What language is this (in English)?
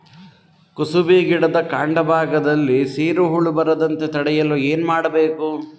Kannada